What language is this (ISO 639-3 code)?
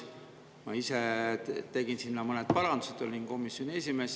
est